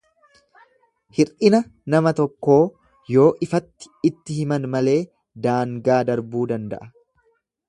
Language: Oromo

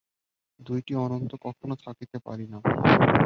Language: Bangla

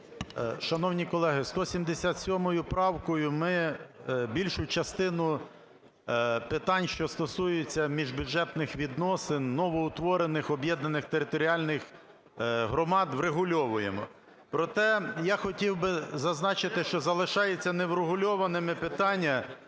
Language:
Ukrainian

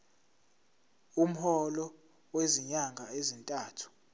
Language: Zulu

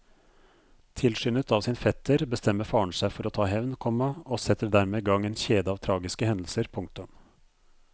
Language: Norwegian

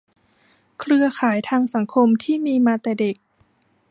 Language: Thai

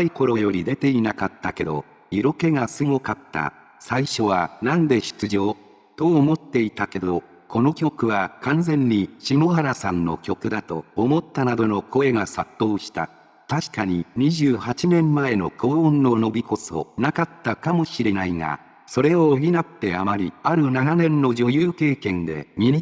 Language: Japanese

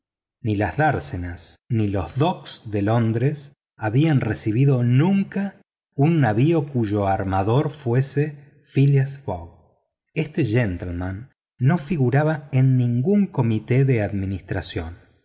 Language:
Spanish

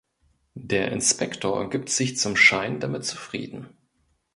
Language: German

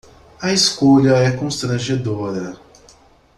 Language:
Portuguese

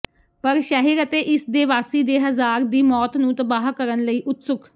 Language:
Punjabi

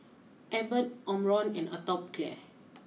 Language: English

